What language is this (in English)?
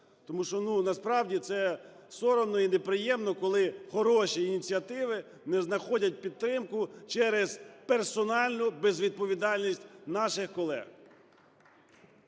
Ukrainian